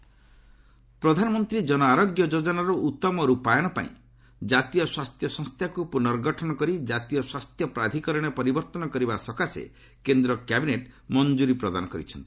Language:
Odia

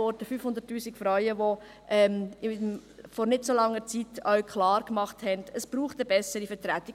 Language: Swiss German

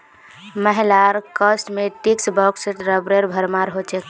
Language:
Magahi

